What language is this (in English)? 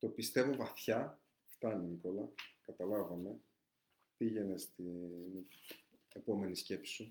Greek